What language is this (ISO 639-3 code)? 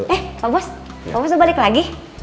ind